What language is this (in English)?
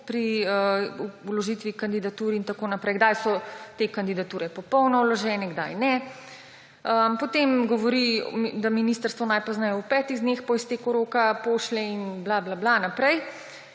Slovenian